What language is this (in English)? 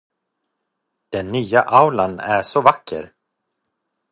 Swedish